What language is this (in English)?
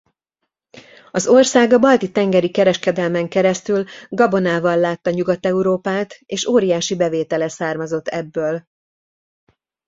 Hungarian